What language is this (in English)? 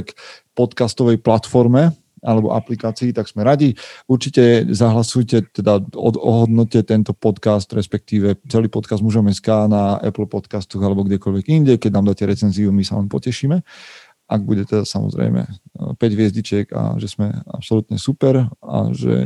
Slovak